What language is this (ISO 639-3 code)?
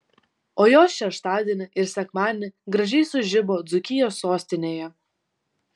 lit